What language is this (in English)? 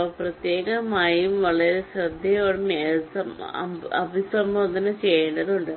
Malayalam